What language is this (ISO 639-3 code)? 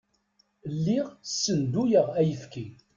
kab